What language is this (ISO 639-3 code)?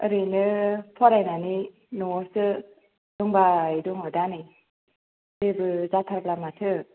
brx